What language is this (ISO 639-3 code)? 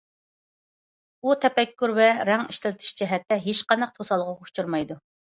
uig